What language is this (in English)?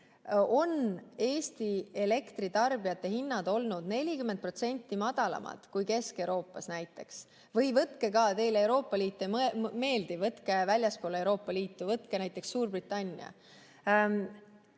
Estonian